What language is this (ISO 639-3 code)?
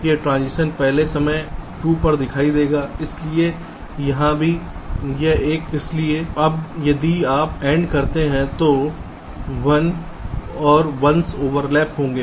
hin